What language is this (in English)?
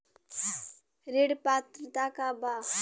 Bhojpuri